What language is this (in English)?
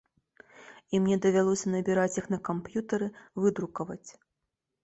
Belarusian